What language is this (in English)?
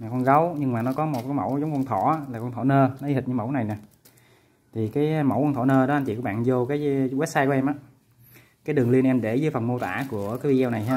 Vietnamese